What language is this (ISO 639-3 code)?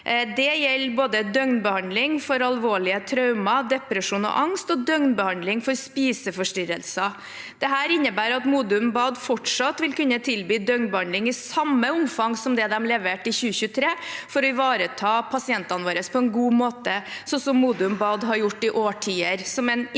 nor